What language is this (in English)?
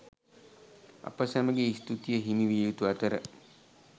Sinhala